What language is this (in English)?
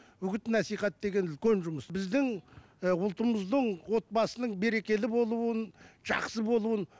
Kazakh